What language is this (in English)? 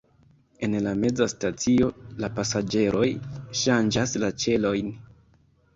Esperanto